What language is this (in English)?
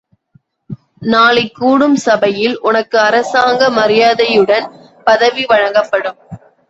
Tamil